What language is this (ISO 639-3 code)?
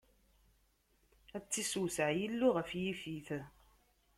kab